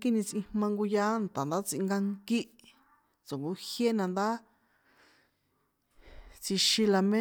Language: San Juan Atzingo Popoloca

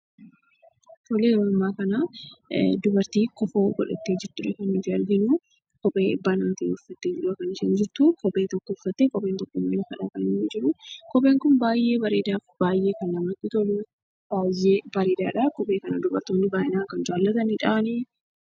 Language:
Oromo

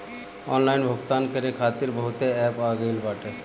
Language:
Bhojpuri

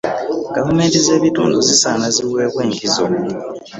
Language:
Ganda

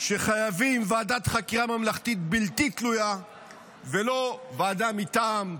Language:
Hebrew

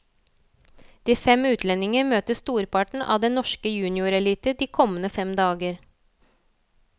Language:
Norwegian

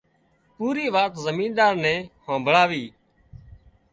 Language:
Wadiyara Koli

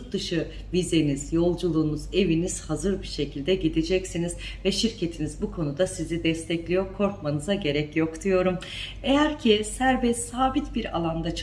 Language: Turkish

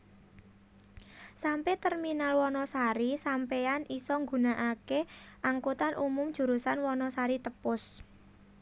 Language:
Javanese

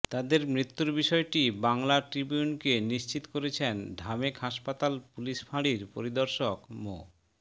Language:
Bangla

